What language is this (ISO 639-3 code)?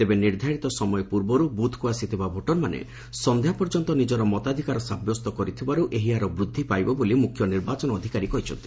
ori